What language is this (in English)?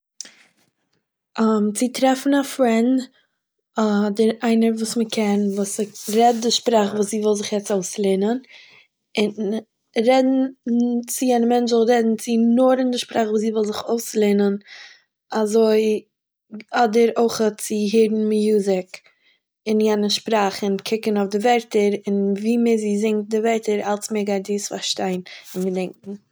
Yiddish